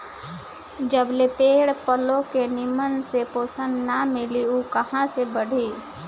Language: Bhojpuri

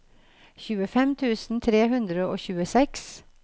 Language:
Norwegian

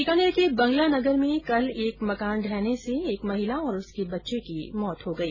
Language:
Hindi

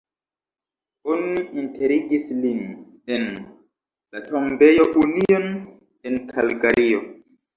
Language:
Esperanto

